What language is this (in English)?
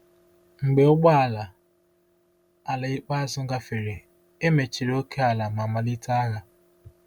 Igbo